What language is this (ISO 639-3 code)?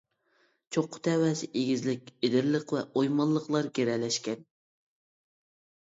uig